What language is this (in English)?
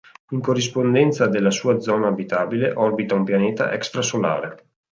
Italian